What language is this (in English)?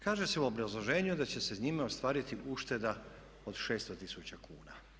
Croatian